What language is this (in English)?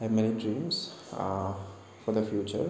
Assamese